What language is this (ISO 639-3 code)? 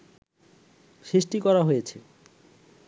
ben